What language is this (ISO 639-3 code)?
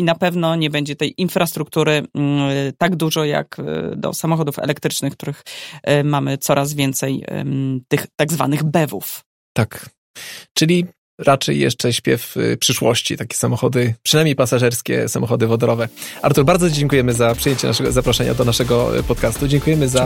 pol